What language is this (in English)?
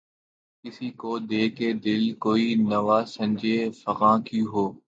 Urdu